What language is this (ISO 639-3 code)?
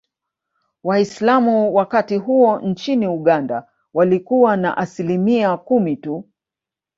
swa